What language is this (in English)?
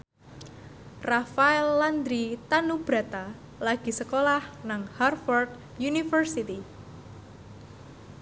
Javanese